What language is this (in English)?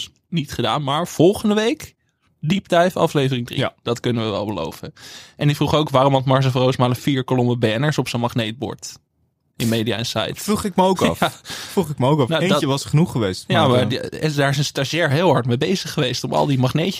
Dutch